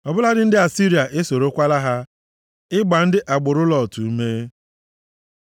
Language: Igbo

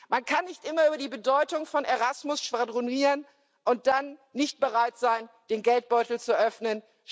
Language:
German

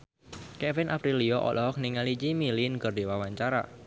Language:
Sundanese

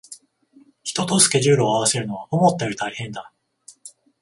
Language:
Japanese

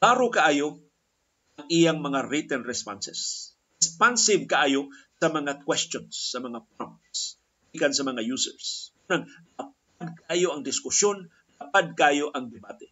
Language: Filipino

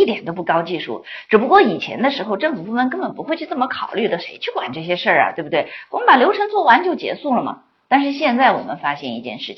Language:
Chinese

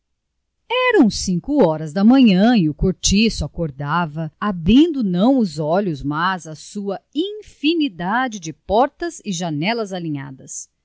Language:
Portuguese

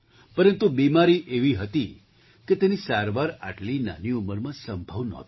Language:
Gujarati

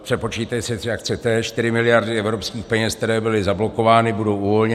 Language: Czech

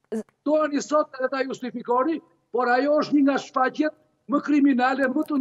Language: Romanian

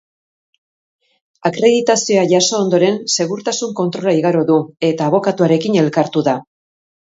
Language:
Basque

